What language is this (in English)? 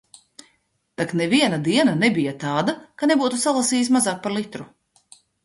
Latvian